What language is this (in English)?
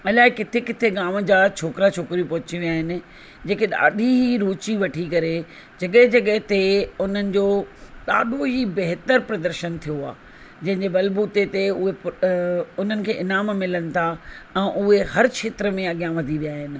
Sindhi